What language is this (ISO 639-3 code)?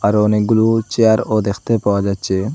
ben